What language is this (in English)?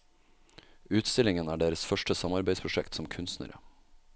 Norwegian